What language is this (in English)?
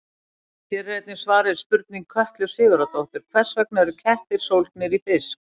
Icelandic